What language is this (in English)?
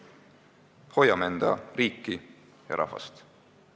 Estonian